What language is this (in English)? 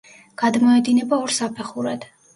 Georgian